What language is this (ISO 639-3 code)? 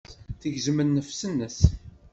kab